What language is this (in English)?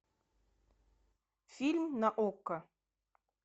Russian